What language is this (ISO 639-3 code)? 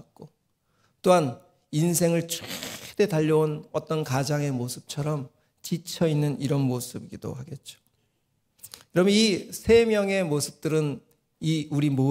kor